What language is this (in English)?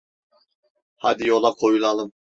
Turkish